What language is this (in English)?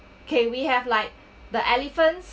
English